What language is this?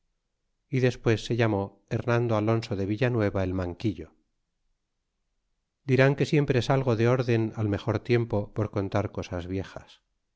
Spanish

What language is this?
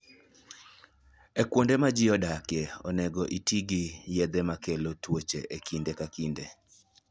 Luo (Kenya and Tanzania)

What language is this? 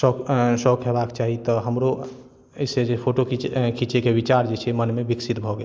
Maithili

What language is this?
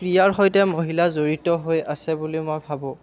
Assamese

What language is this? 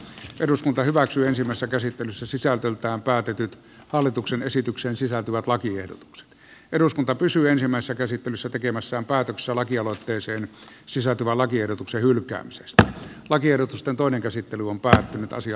Finnish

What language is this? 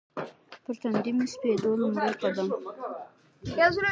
Pashto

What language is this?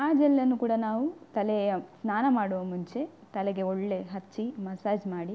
Kannada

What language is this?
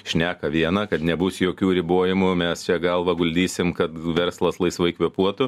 Lithuanian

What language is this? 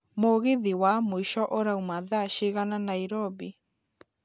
Kikuyu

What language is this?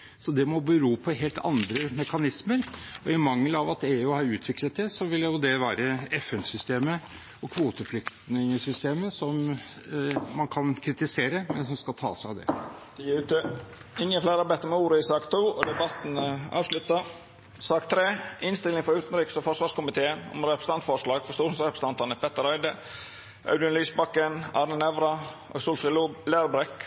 Norwegian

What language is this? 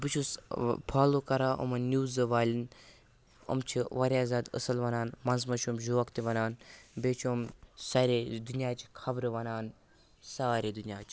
Kashmiri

